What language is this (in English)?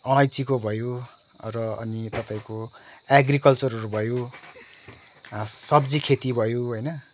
Nepali